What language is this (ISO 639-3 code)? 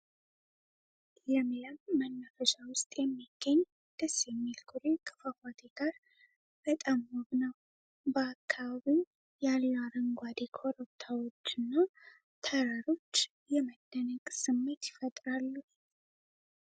amh